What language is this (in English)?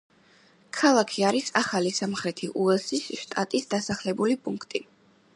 Georgian